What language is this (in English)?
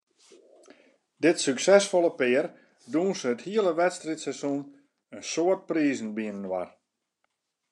Western Frisian